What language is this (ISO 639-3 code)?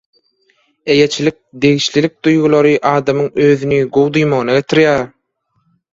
tuk